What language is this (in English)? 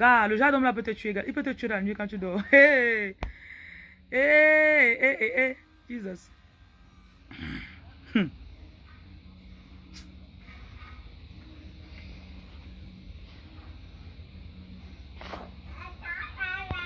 French